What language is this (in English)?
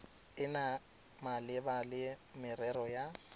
Tswana